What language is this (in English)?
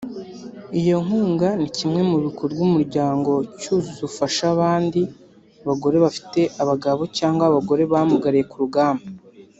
Kinyarwanda